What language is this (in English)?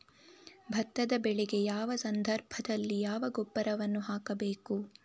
Kannada